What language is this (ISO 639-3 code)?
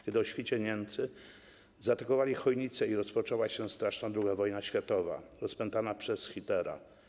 pol